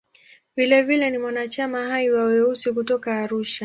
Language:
Swahili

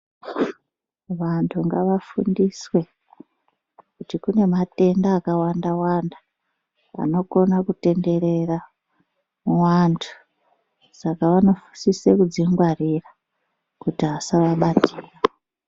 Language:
Ndau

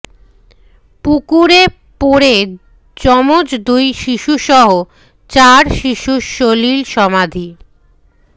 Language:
Bangla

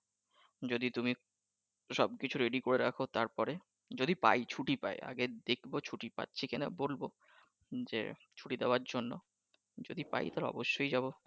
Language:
Bangla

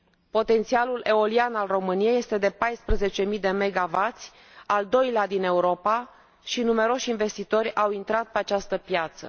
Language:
Romanian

